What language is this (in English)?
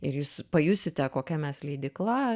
Lithuanian